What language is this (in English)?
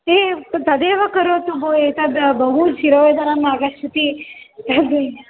Sanskrit